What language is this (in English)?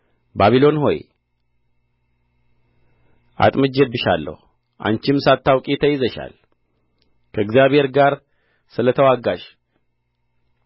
Amharic